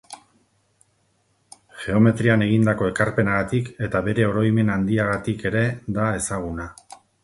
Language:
Basque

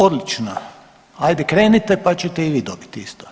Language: Croatian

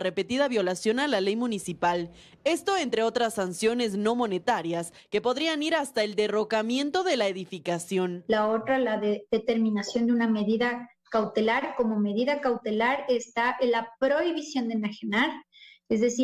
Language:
Spanish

